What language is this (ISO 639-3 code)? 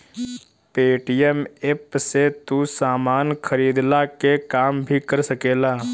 bho